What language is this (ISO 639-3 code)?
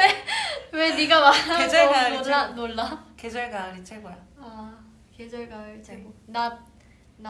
kor